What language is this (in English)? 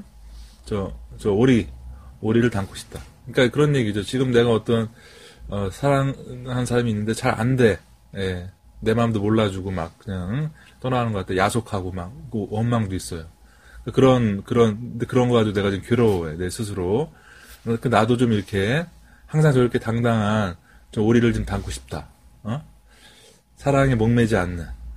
Korean